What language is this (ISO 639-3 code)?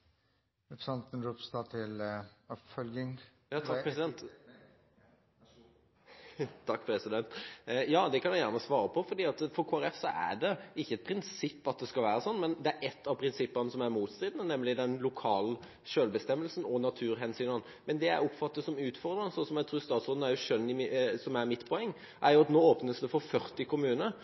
nor